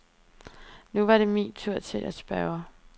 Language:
Danish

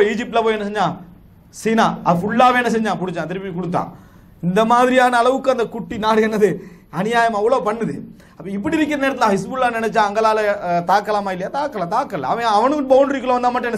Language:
Arabic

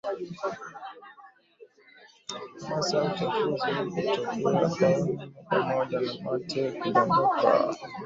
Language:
Swahili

